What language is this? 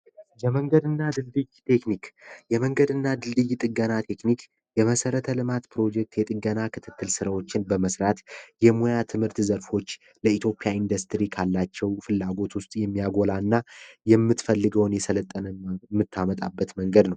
Amharic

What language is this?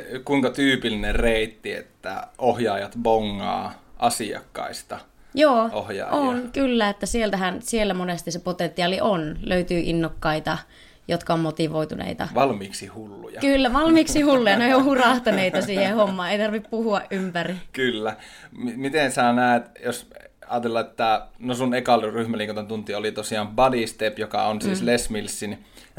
Finnish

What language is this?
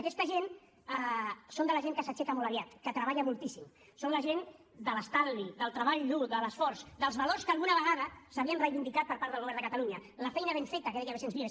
Catalan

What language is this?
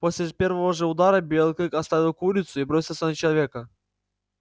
Russian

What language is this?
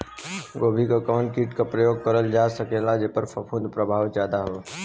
Bhojpuri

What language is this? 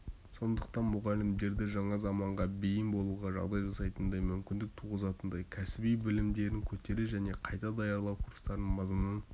Kazakh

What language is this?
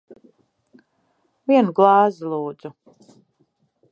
Latvian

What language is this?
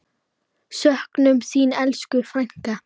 Icelandic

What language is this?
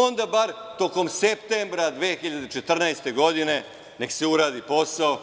Serbian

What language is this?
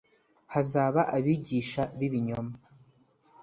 Kinyarwanda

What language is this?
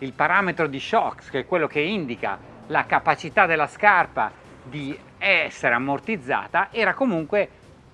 Italian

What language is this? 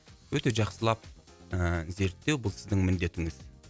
Kazakh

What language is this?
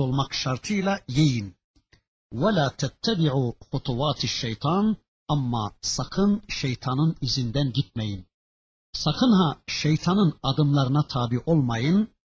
Turkish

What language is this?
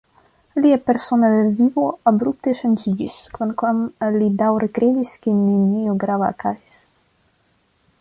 Esperanto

